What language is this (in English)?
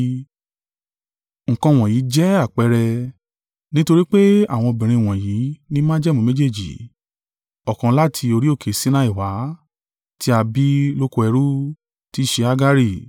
Yoruba